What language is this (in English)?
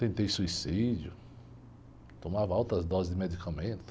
Portuguese